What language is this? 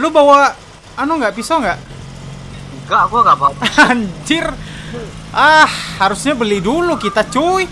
Indonesian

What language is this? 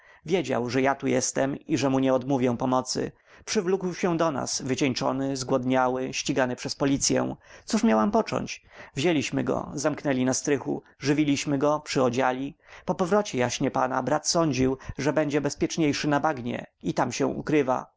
Polish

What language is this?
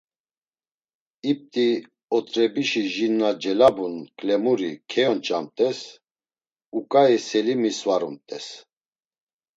Laz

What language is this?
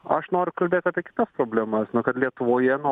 Lithuanian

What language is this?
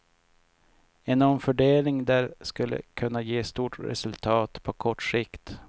Swedish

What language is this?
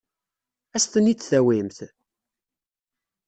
Kabyle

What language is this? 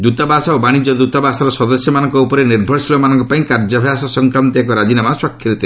Odia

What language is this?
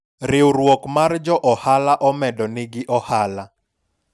Luo (Kenya and Tanzania)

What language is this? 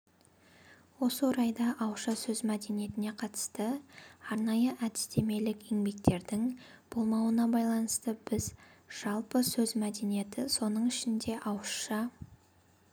Kazakh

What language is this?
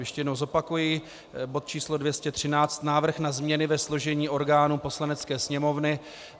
Czech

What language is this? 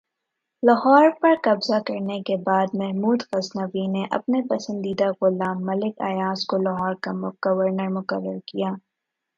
Urdu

